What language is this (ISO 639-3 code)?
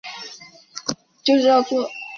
zho